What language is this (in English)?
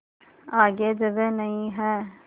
Hindi